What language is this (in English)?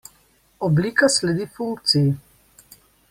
Slovenian